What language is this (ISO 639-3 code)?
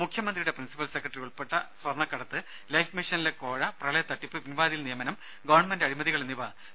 mal